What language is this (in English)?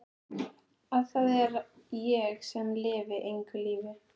Icelandic